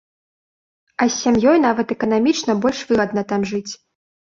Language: Belarusian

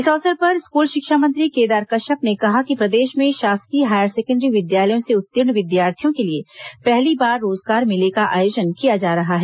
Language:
Hindi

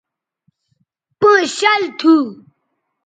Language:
Bateri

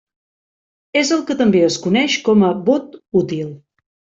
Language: Catalan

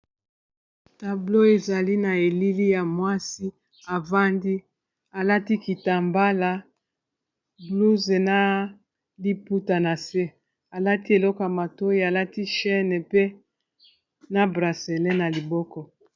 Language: Lingala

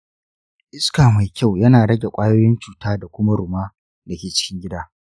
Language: Hausa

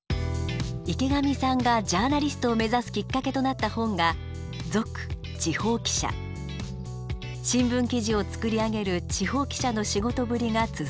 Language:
Japanese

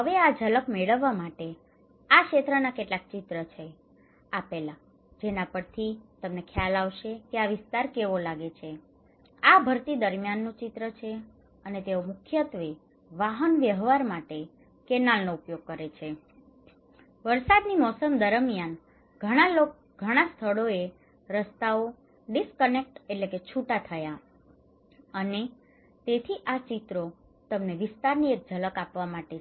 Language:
Gujarati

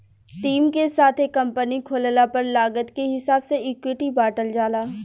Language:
Bhojpuri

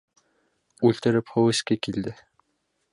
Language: Bashkir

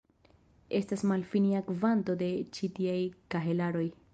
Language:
Esperanto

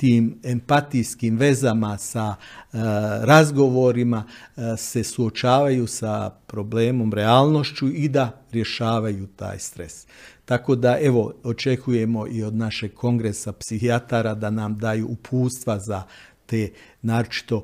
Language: Croatian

